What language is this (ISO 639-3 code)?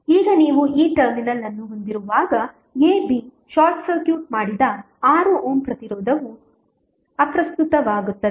kan